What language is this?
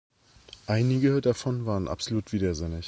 German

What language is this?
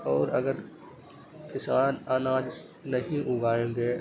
Urdu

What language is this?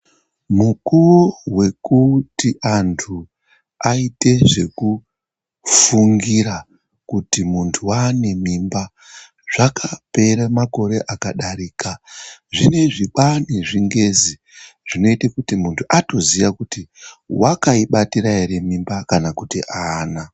Ndau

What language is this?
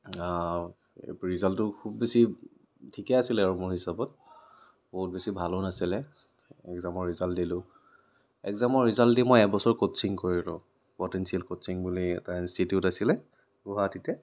Assamese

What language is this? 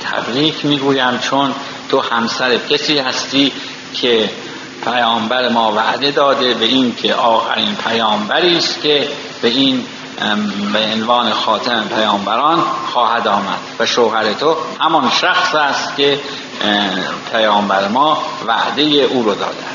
Persian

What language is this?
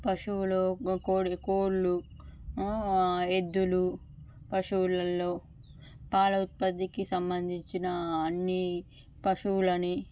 Telugu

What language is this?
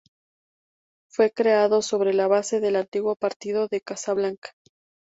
Spanish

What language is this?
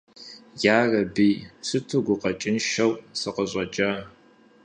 Kabardian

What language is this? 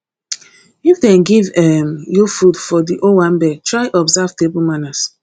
Nigerian Pidgin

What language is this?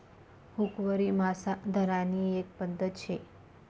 Marathi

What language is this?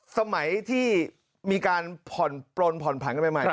Thai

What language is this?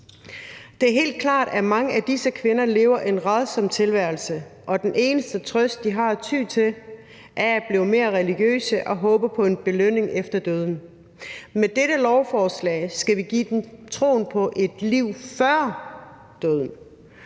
Danish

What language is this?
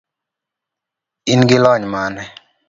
Luo (Kenya and Tanzania)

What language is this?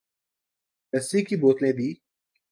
Urdu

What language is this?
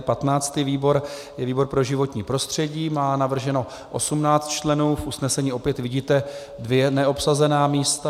Czech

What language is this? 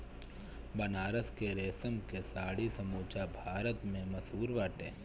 Bhojpuri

